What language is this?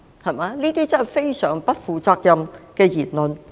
Cantonese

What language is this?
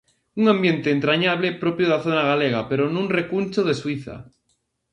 Galician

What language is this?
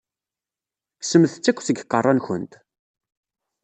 Kabyle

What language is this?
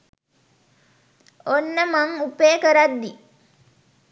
Sinhala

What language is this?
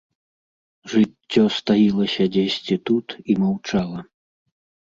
Belarusian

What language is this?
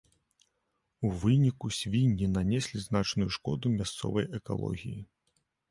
Belarusian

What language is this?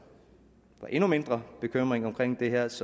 Danish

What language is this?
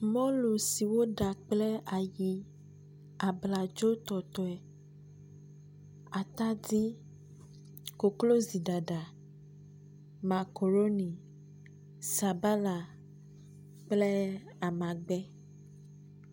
Ewe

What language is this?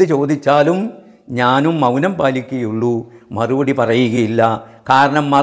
Arabic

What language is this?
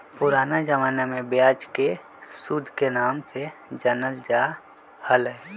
Magahi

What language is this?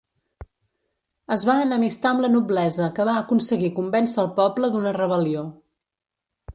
Catalan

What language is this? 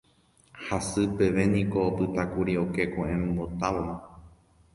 Guarani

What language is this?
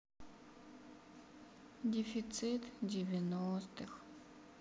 Russian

